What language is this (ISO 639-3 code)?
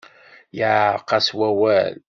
kab